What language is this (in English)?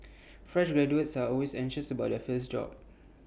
English